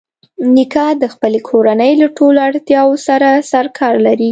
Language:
Pashto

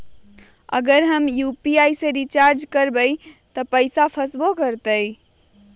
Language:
Magahi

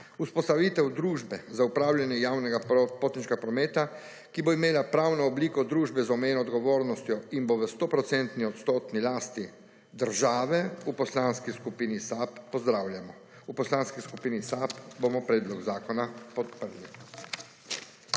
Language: Slovenian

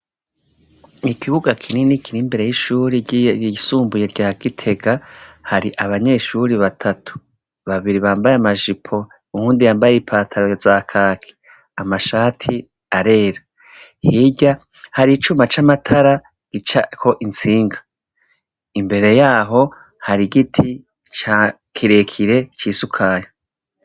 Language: Rundi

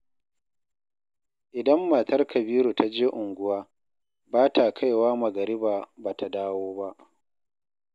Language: Hausa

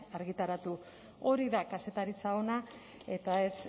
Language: Basque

